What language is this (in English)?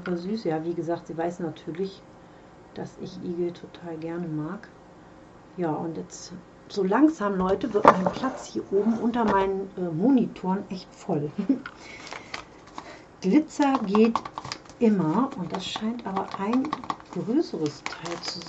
German